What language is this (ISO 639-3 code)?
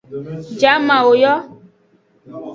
ajg